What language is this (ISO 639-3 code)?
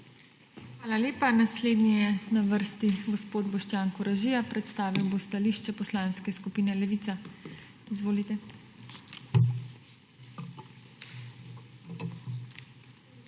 slv